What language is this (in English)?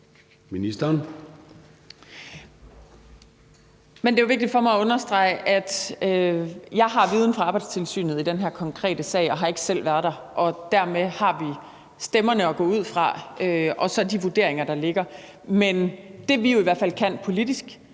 Danish